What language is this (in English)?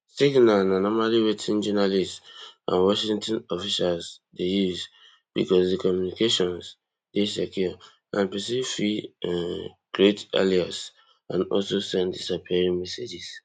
Nigerian Pidgin